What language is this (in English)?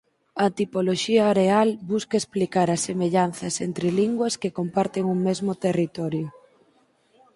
Galician